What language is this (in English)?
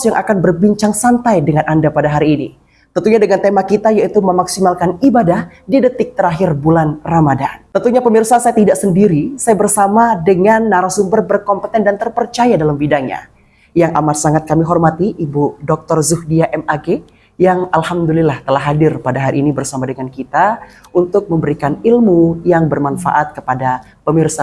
Indonesian